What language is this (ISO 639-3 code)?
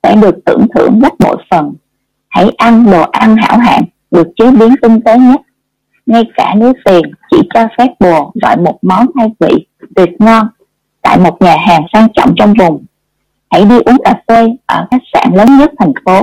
vie